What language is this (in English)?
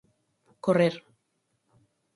Galician